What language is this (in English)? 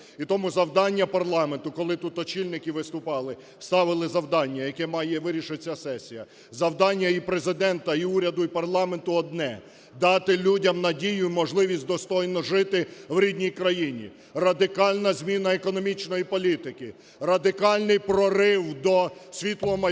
Ukrainian